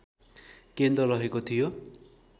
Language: Nepali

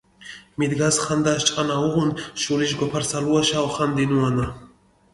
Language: Mingrelian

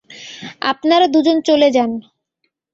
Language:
Bangla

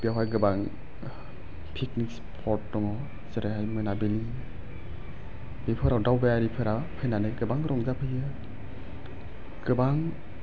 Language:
Bodo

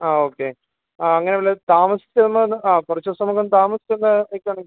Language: Malayalam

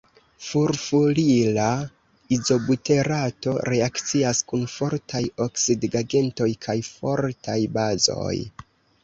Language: Esperanto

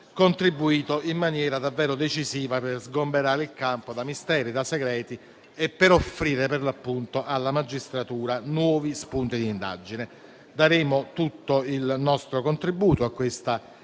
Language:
Italian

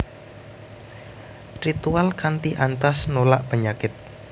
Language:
Javanese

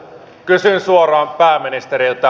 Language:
Finnish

